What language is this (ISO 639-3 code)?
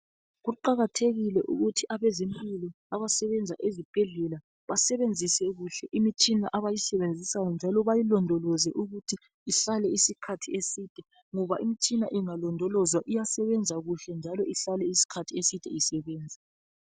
nde